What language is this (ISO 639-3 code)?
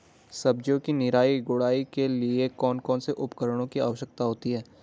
hin